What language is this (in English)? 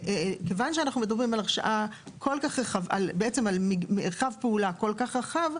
Hebrew